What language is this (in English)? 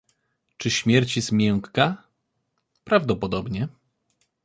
Polish